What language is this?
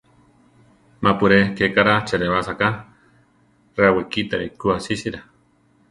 Central Tarahumara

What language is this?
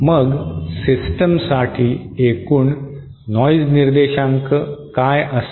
Marathi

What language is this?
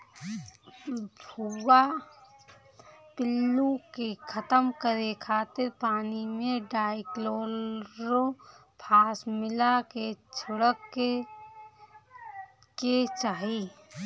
Bhojpuri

